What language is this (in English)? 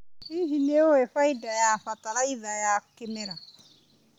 Kikuyu